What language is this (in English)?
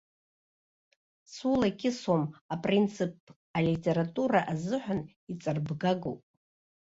Abkhazian